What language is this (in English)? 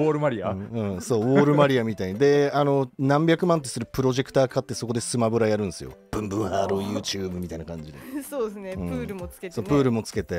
Japanese